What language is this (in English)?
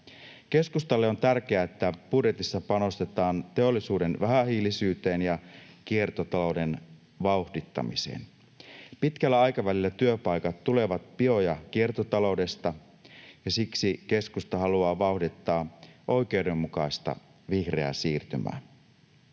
Finnish